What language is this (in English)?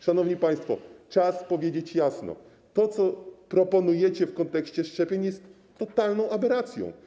Polish